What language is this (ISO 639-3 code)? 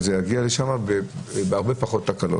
heb